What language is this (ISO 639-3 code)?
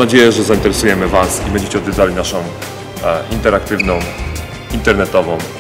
pol